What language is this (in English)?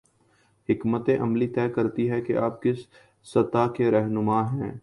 Urdu